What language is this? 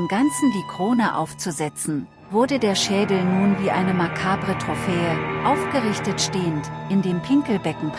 German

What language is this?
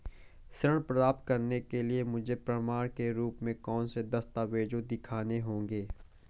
Hindi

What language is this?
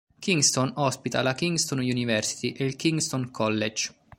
Italian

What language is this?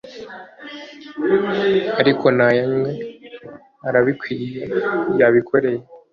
Kinyarwanda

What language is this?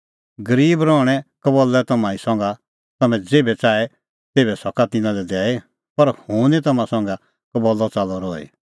Kullu Pahari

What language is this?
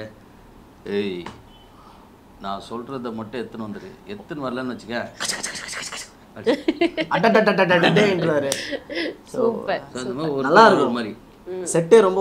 Korean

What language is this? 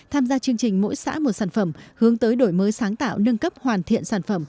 Vietnamese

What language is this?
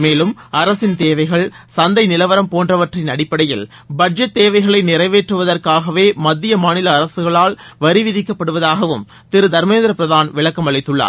Tamil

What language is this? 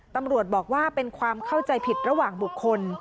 Thai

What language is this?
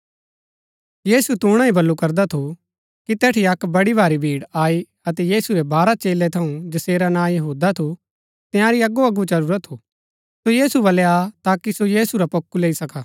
Gaddi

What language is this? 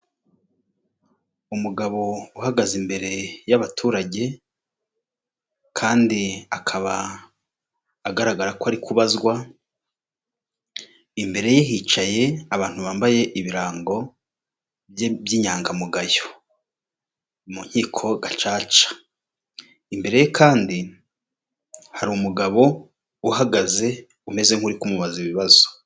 Kinyarwanda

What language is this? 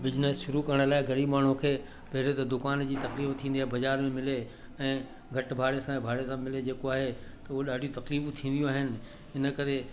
Sindhi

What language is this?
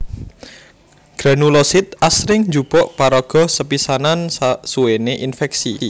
Javanese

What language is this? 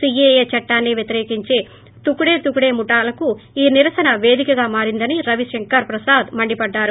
Telugu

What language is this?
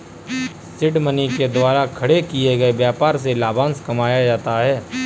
Hindi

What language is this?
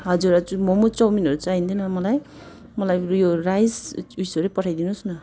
Nepali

